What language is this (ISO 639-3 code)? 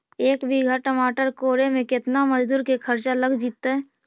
mag